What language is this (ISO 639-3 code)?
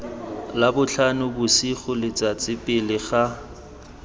tsn